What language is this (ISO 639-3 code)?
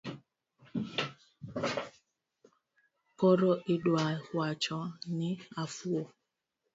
luo